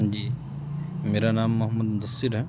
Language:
Urdu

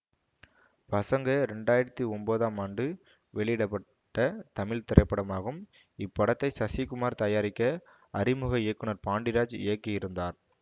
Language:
Tamil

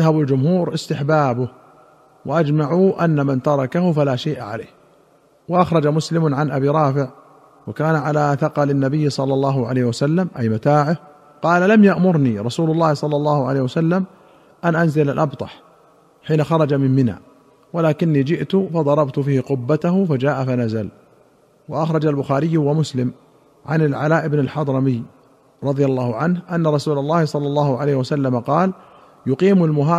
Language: Arabic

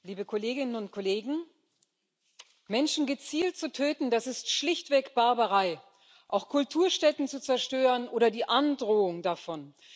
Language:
German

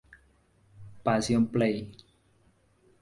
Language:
Spanish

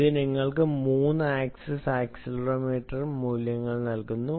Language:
Malayalam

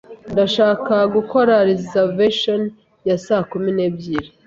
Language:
Kinyarwanda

